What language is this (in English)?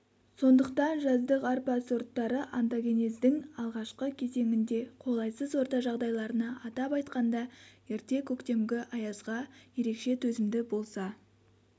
Kazakh